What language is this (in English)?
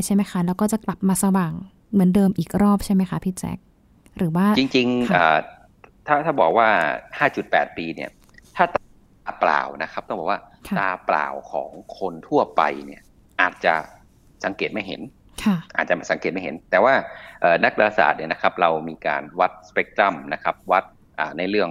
Thai